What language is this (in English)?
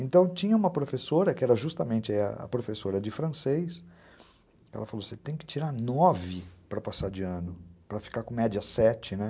Portuguese